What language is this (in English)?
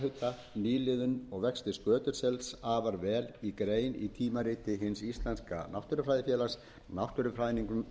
Icelandic